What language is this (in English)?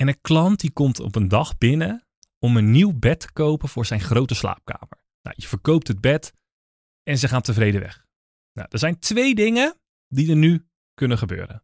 Dutch